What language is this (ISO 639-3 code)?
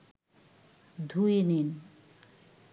ben